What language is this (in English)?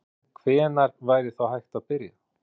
Icelandic